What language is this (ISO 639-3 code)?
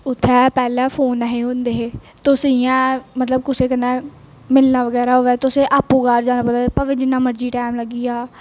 doi